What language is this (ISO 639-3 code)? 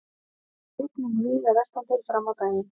isl